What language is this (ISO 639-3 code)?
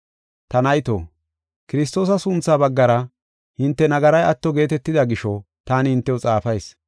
gof